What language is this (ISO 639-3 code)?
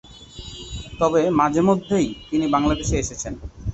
ben